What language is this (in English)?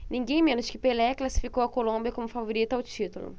Portuguese